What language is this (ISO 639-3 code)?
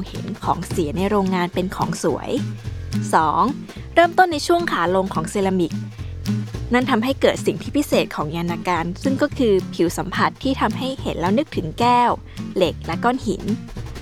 tha